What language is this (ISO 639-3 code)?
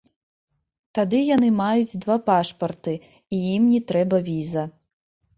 bel